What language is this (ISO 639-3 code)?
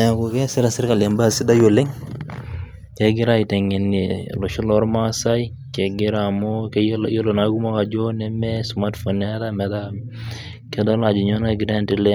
mas